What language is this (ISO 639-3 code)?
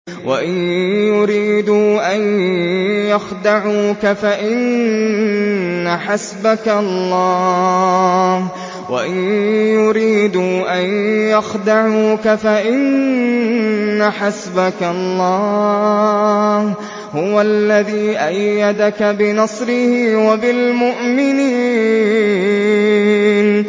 ara